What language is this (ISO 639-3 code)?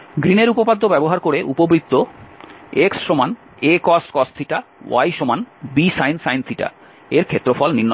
ben